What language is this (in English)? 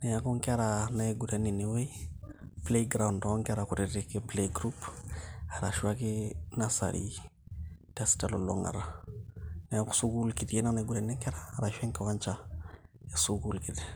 Masai